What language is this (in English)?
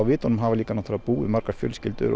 Icelandic